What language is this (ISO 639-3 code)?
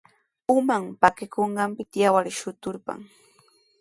qws